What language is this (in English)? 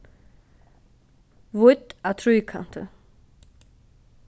Faroese